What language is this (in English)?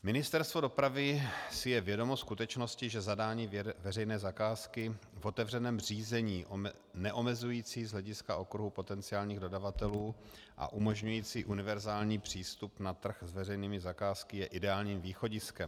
Czech